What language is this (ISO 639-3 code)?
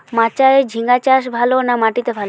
ben